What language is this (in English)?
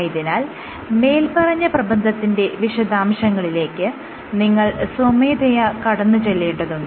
Malayalam